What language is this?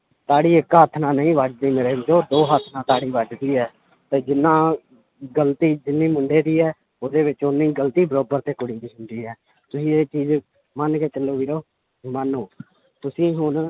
Punjabi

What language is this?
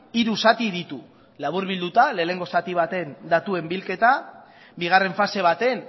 Basque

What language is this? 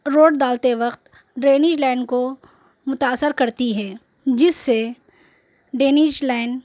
Urdu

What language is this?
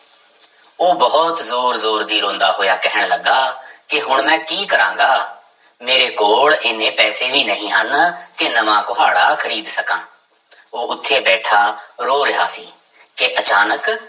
Punjabi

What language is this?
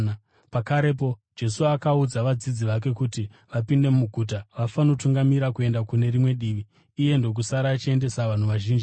Shona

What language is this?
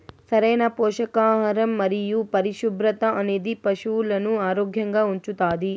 Telugu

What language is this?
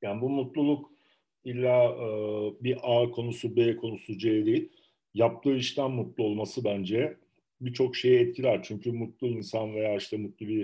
Turkish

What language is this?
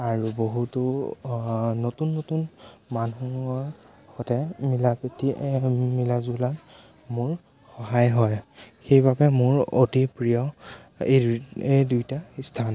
Assamese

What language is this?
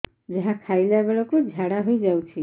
Odia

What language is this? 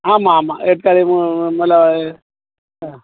Tamil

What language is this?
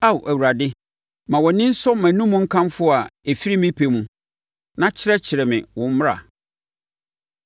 Akan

